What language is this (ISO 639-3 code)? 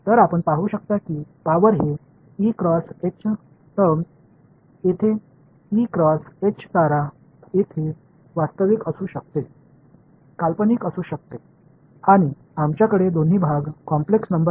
mar